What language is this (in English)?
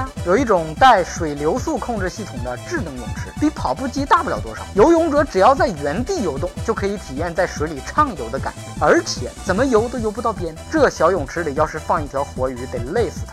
Chinese